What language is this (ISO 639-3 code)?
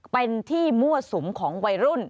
tha